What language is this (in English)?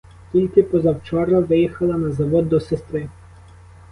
Ukrainian